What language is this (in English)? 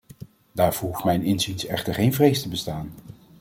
Dutch